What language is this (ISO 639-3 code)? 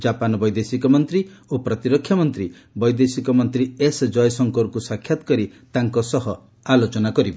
ori